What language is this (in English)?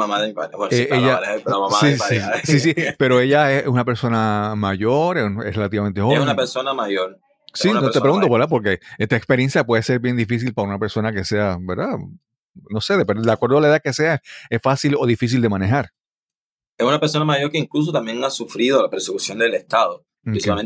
Spanish